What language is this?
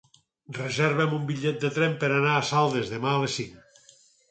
Catalan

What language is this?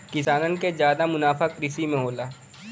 Bhojpuri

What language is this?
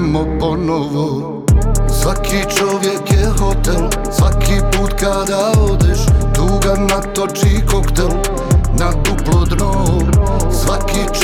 Croatian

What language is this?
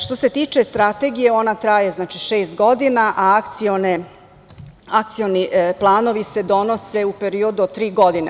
Serbian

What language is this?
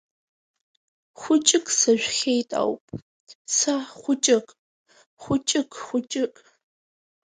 Abkhazian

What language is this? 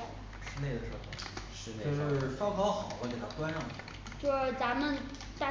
Chinese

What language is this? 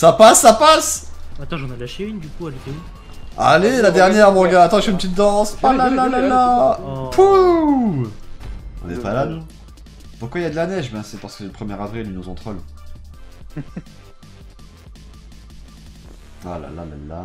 French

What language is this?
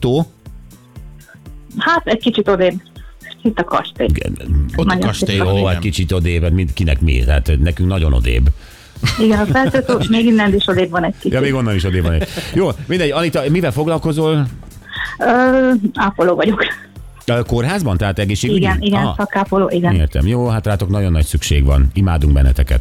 Hungarian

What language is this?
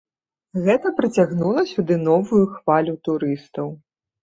Belarusian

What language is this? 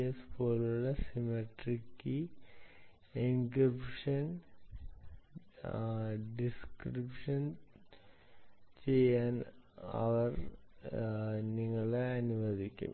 Malayalam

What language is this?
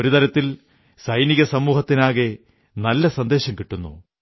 Malayalam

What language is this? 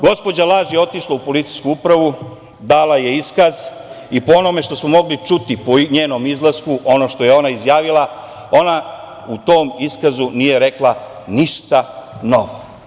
Serbian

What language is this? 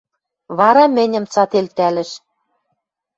Western Mari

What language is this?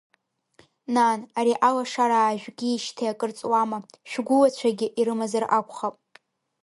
Abkhazian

